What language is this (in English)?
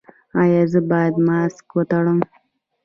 Pashto